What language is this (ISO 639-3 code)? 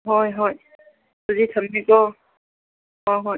mni